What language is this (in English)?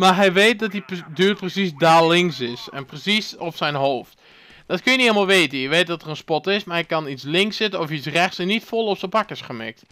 Dutch